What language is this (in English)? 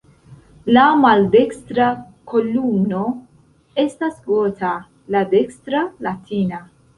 Esperanto